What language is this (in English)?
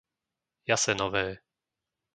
Slovak